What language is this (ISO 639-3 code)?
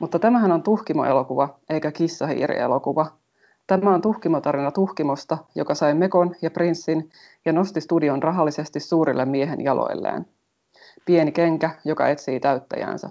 fin